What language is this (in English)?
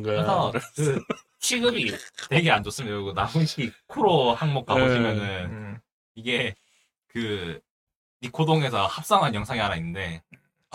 Korean